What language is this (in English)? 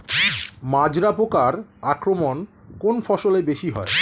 Bangla